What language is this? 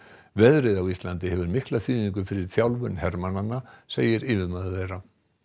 Icelandic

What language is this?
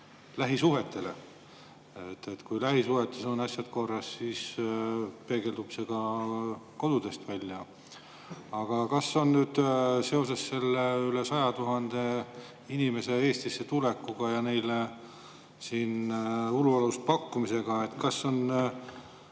Estonian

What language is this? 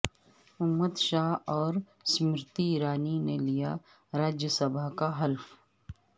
Urdu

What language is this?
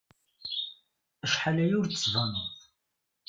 Kabyle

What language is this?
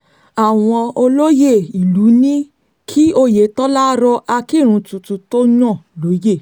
Yoruba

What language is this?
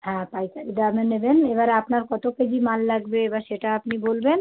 Bangla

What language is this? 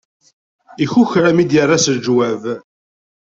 Kabyle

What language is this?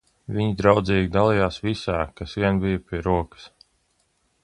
Latvian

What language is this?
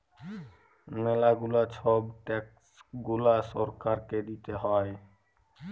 Bangla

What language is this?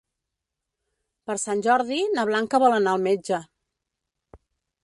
Catalan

